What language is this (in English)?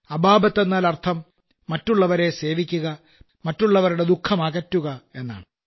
Malayalam